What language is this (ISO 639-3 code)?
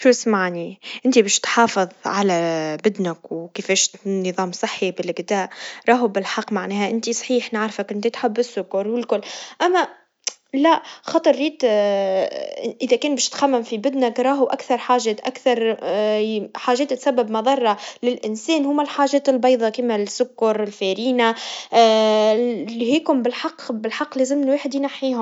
aeb